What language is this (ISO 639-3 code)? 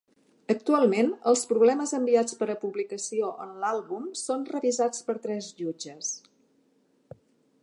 cat